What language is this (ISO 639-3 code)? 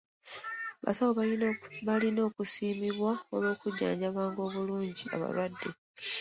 lug